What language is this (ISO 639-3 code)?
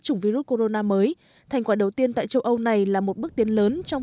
vie